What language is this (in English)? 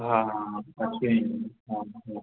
Konkani